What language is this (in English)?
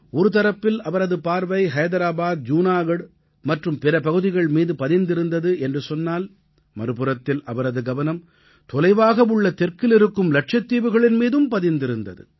Tamil